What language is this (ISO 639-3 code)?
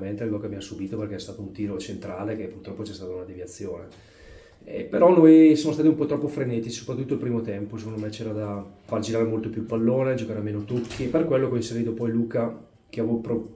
ita